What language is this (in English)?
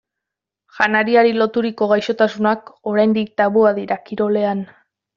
Basque